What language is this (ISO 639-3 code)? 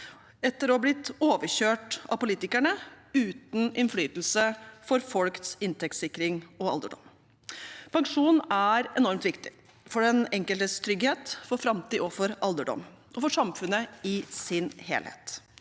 nor